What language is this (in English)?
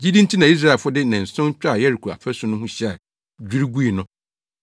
Akan